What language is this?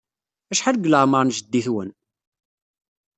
Kabyle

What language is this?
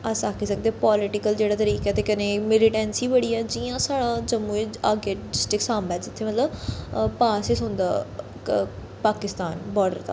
Dogri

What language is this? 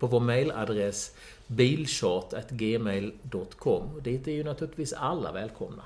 Swedish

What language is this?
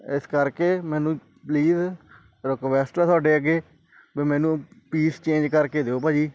Punjabi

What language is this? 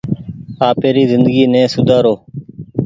Goaria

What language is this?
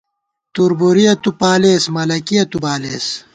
Gawar-Bati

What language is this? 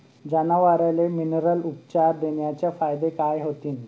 Marathi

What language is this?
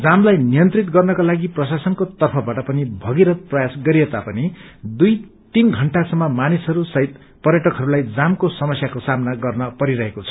Nepali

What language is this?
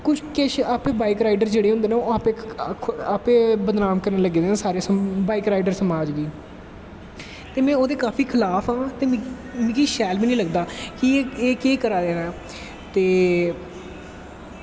Dogri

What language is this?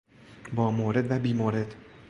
Persian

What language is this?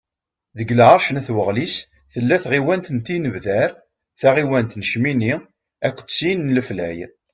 Kabyle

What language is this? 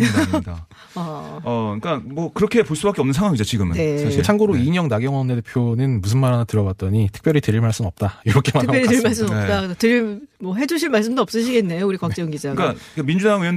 Korean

